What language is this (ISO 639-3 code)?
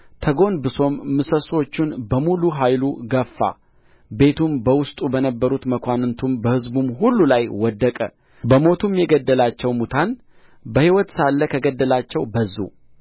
amh